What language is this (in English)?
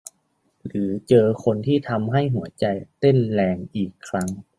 Thai